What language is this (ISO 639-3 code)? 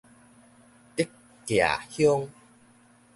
nan